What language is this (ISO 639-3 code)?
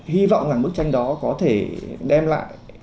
vie